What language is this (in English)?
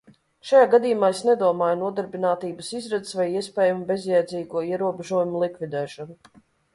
Latvian